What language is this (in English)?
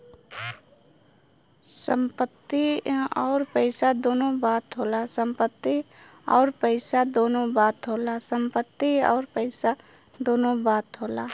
Bhojpuri